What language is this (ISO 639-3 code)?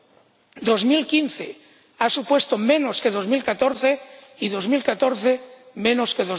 spa